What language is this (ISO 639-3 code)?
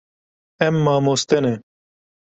kur